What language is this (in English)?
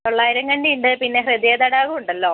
Malayalam